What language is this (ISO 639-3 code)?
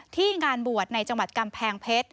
tha